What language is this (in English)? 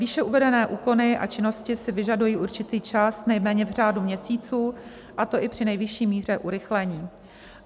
Czech